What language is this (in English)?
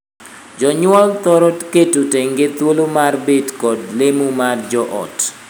Luo (Kenya and Tanzania)